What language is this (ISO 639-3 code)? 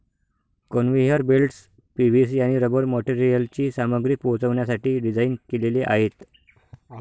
mar